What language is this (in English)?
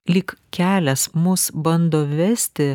Lithuanian